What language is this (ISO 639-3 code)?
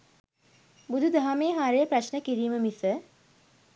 sin